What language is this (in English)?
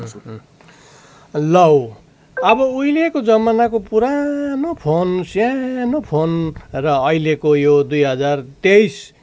Nepali